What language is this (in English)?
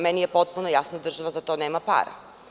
Serbian